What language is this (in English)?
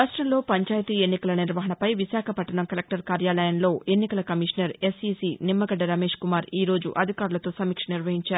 Telugu